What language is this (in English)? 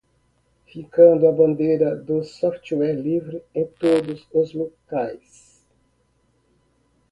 Portuguese